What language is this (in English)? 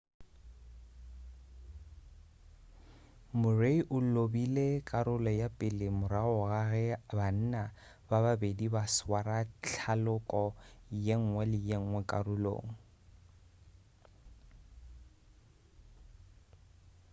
Northern Sotho